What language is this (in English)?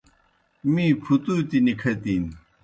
Kohistani Shina